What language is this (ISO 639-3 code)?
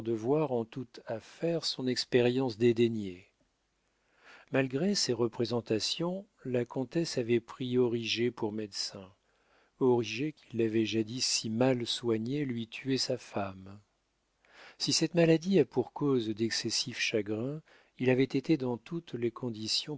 fra